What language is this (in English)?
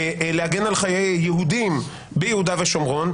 Hebrew